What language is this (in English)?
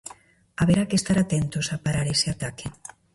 Galician